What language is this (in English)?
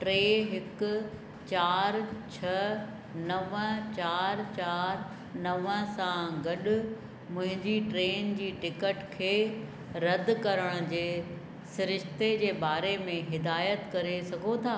Sindhi